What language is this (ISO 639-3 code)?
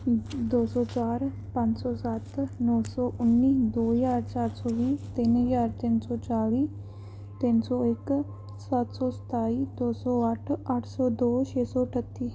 pan